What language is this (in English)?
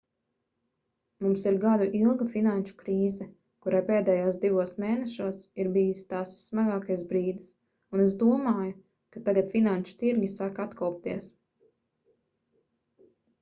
Latvian